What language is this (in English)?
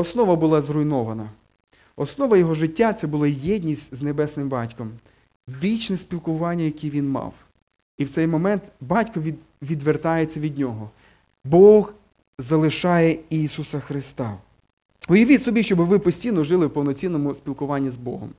Ukrainian